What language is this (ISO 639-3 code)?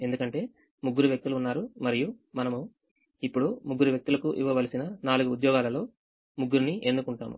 tel